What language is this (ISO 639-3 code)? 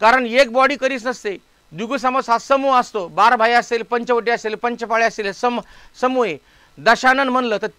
hin